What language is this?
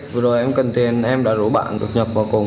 Vietnamese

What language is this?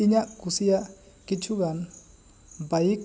Santali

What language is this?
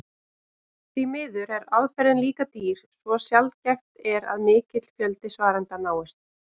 Icelandic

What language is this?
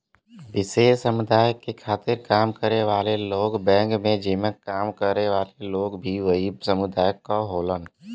Bhojpuri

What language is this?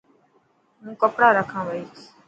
Dhatki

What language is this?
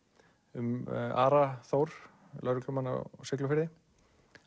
Icelandic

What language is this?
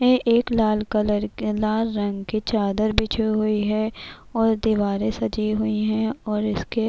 Urdu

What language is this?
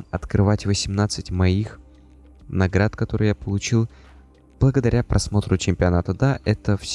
Russian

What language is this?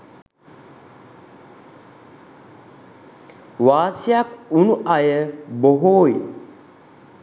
Sinhala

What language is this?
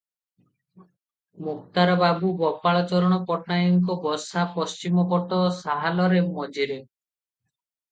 Odia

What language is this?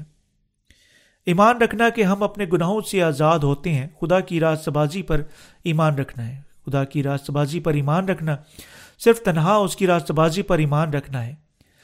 Urdu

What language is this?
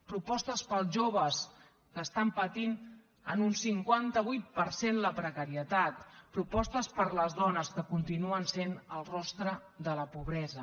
Catalan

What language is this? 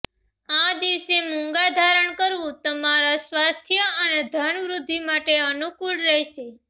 Gujarati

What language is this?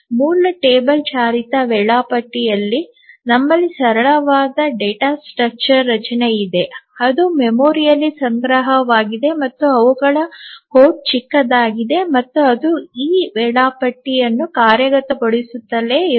Kannada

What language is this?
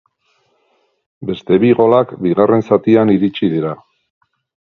Basque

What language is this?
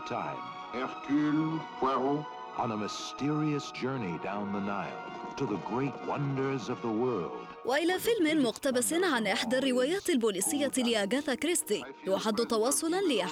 Arabic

